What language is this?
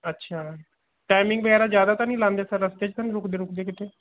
Punjabi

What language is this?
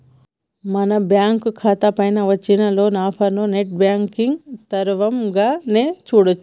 Telugu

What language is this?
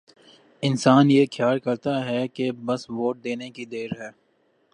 Urdu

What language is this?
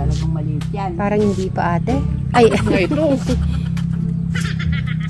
Filipino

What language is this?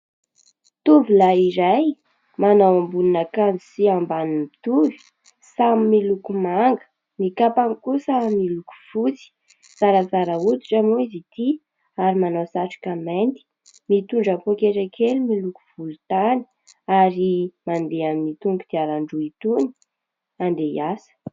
Malagasy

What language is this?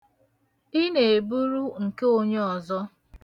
Igbo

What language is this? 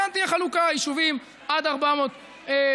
Hebrew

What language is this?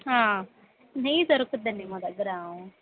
Telugu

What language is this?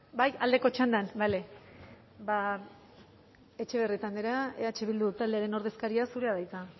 Basque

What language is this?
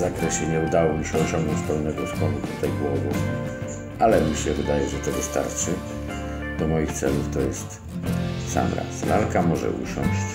Polish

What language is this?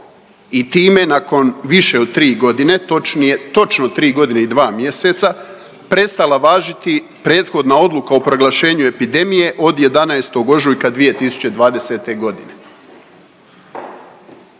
Croatian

